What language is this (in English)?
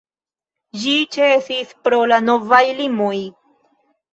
Esperanto